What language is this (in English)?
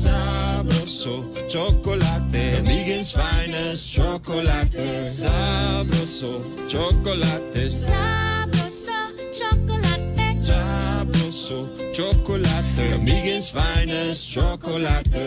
Filipino